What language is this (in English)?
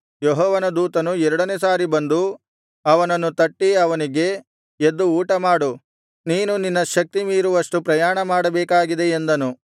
Kannada